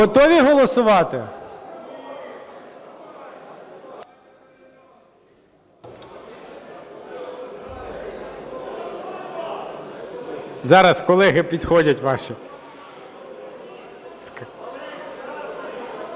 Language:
Ukrainian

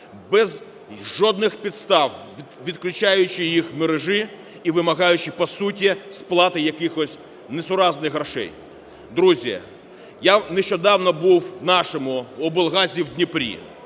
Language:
Ukrainian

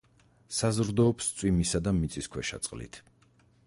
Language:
Georgian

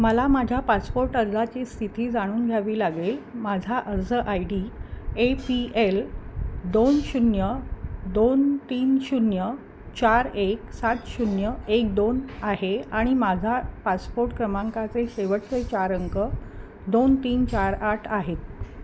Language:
Marathi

